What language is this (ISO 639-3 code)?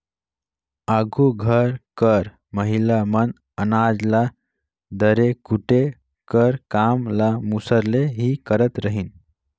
hne